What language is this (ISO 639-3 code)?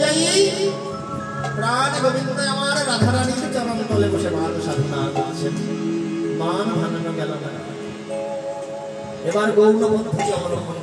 ara